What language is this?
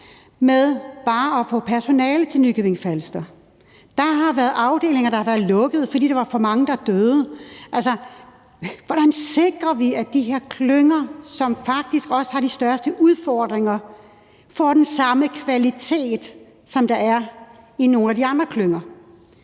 Danish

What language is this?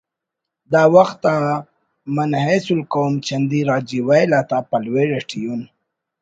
Brahui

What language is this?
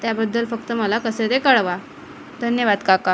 Marathi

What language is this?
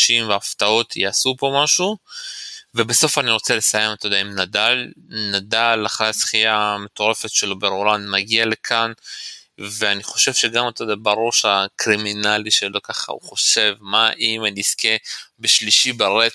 Hebrew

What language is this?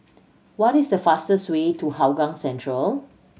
English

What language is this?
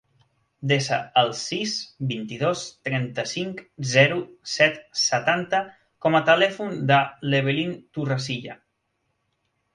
Catalan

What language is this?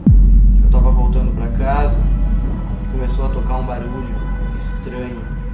Portuguese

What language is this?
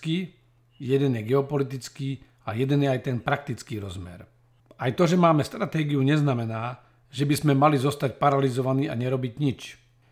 Slovak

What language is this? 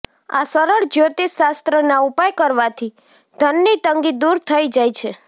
Gujarati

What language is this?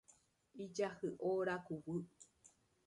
Guarani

